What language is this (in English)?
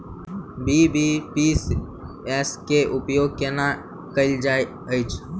Maithili